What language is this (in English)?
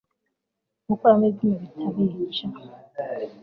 Kinyarwanda